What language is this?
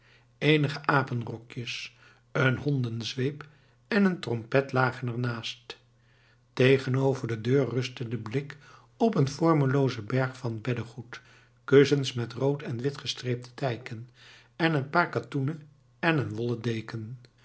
Dutch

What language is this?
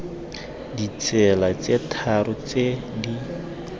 Tswana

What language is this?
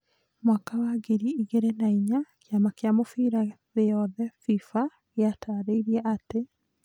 Kikuyu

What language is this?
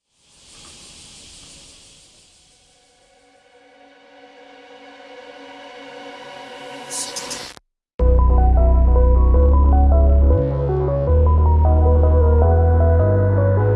Korean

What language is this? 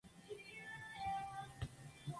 Spanish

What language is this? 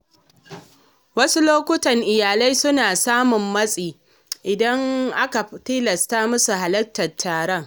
Hausa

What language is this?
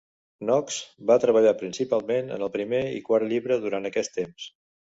Catalan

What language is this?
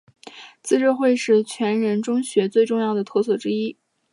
Chinese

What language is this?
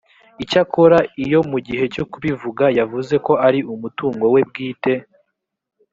Kinyarwanda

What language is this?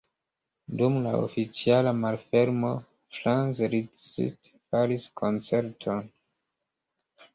Esperanto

